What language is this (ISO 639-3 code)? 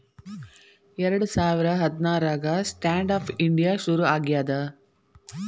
kan